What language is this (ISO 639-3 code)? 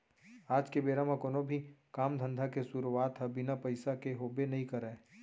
hne